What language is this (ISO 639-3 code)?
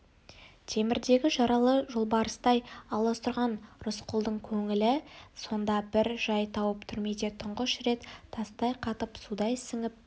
kaz